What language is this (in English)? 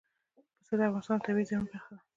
Pashto